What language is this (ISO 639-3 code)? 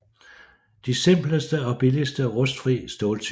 dan